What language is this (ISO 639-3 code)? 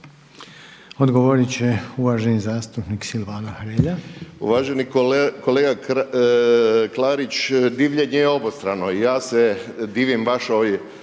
hrv